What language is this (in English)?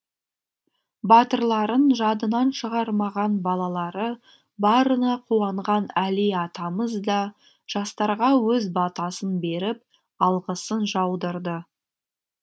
Kazakh